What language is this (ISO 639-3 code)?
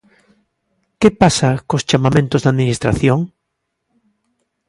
glg